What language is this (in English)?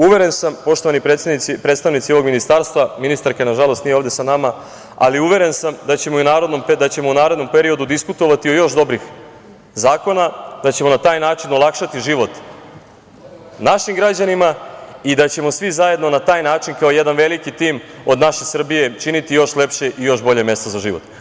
Serbian